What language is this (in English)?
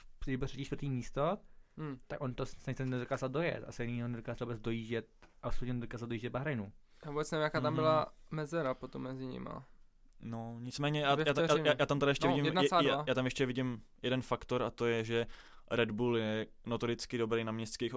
Czech